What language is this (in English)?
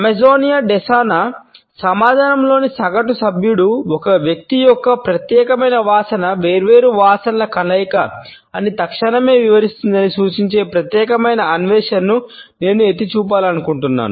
Telugu